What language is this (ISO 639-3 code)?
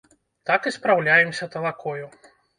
bel